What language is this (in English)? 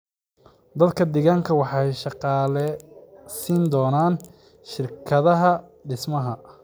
Somali